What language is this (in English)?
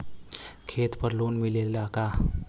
Bhojpuri